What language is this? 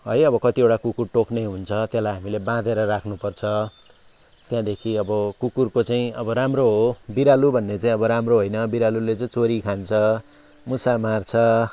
Nepali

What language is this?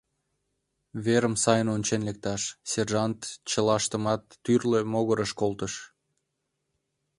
Mari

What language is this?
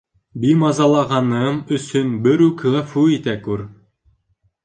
Bashkir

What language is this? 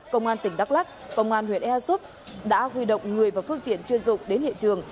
Vietnamese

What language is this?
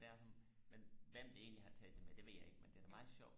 Danish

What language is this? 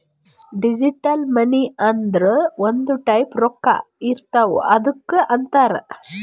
Kannada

